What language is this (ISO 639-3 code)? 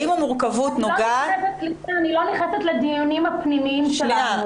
heb